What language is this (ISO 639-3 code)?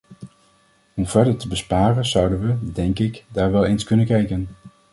nld